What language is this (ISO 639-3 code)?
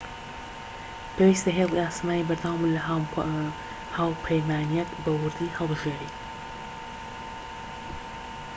ckb